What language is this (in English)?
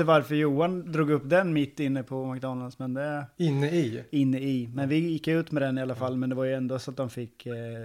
Swedish